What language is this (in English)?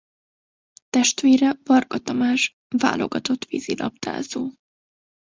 Hungarian